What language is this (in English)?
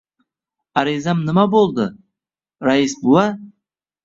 Uzbek